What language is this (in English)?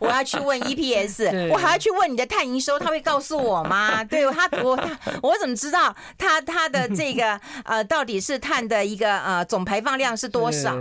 Chinese